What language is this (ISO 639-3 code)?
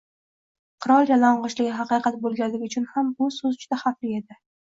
uzb